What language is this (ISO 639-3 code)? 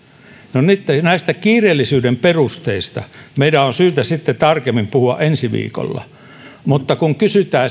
fin